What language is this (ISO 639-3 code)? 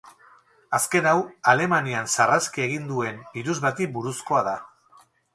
eus